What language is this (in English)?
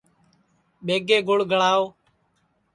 Sansi